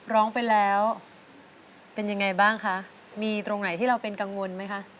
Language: Thai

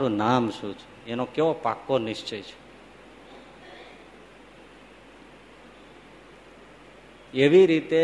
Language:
Gujarati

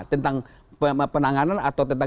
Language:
Indonesian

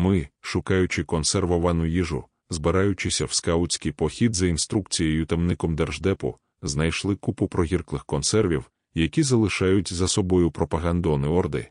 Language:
Ukrainian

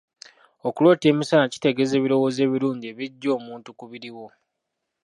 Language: Ganda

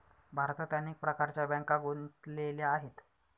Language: Marathi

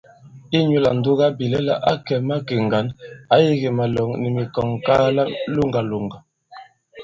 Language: Bankon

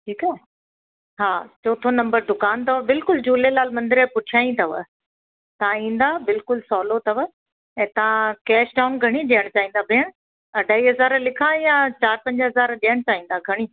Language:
Sindhi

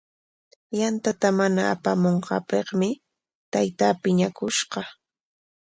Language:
Corongo Ancash Quechua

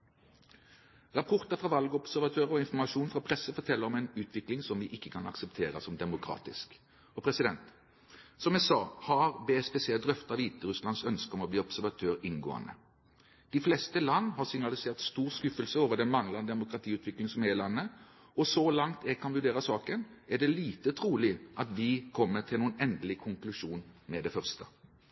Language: Norwegian Bokmål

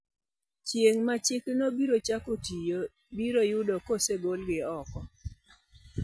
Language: Luo (Kenya and Tanzania)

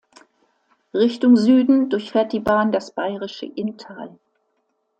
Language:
German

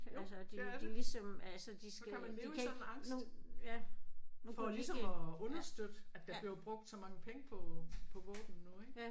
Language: Danish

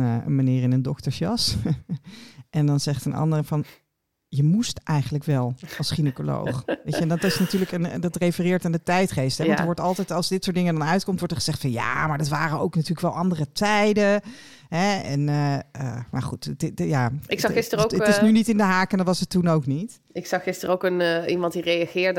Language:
Dutch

